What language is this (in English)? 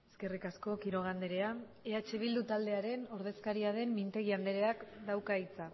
Basque